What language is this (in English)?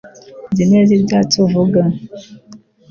Kinyarwanda